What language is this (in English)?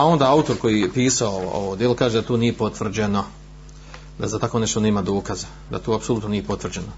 Croatian